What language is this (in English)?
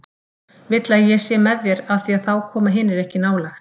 Icelandic